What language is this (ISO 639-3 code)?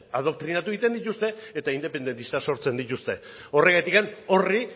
eus